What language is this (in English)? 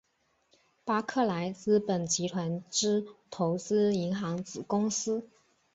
Chinese